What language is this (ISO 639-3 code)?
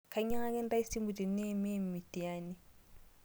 mas